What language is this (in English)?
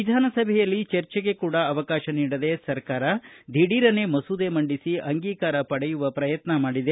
Kannada